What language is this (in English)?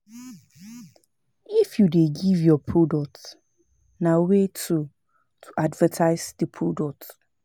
Nigerian Pidgin